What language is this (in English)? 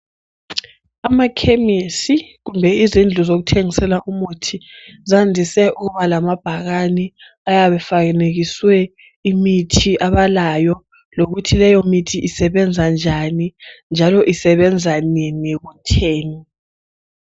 North Ndebele